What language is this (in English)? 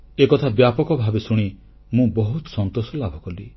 Odia